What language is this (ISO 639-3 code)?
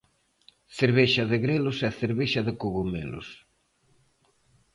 glg